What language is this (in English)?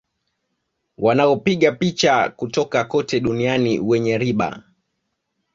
Swahili